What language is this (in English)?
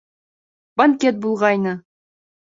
Bashkir